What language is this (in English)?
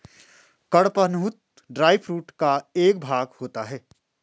Hindi